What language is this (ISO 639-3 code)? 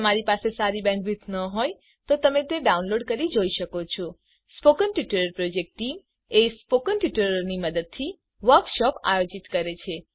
guj